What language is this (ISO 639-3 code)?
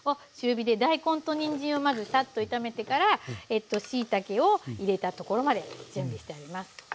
jpn